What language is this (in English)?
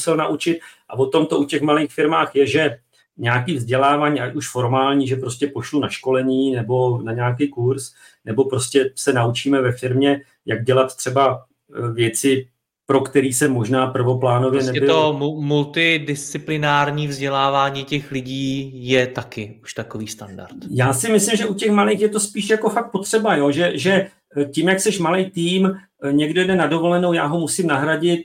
Czech